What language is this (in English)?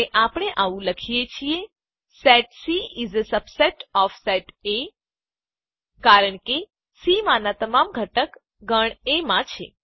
Gujarati